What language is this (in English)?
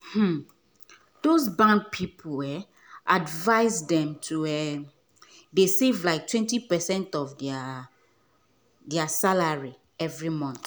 Nigerian Pidgin